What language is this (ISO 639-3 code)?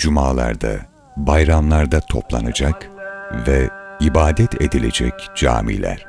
tur